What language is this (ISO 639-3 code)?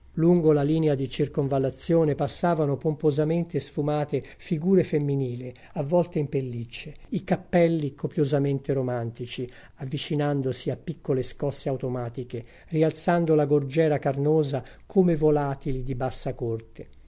ita